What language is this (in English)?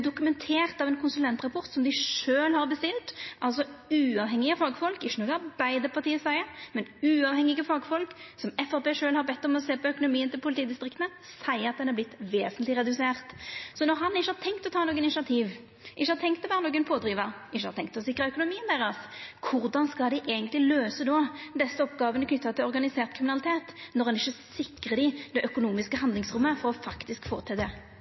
Norwegian